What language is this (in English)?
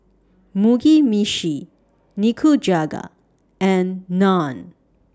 English